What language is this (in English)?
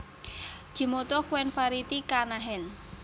Javanese